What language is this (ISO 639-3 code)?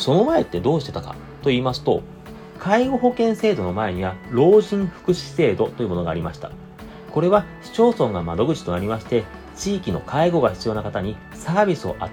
jpn